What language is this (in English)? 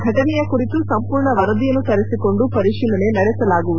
Kannada